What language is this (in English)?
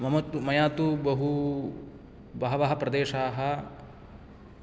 Sanskrit